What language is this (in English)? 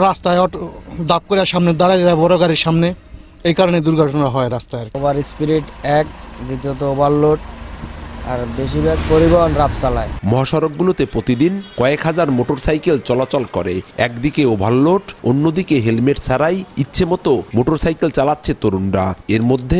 Bangla